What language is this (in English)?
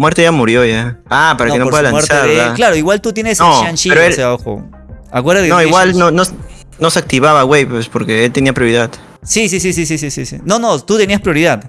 Spanish